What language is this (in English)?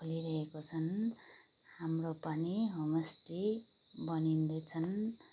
Nepali